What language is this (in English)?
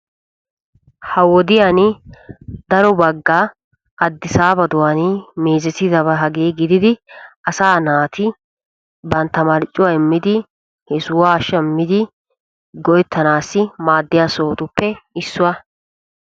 Wolaytta